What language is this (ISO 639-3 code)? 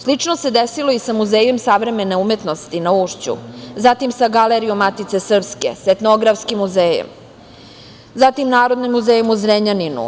srp